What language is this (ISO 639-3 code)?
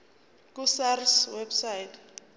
zul